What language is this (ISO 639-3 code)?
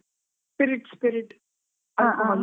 kan